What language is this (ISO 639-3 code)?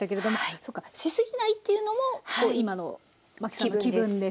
jpn